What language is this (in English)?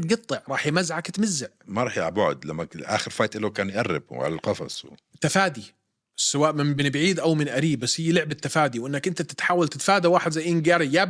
Arabic